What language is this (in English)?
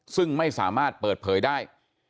Thai